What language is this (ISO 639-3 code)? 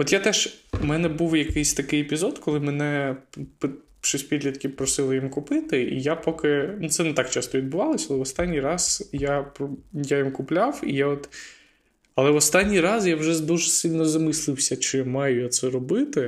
ukr